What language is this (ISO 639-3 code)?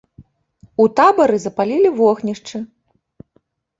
bel